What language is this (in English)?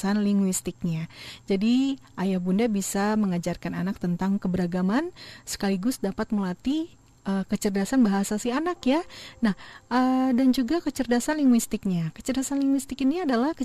Indonesian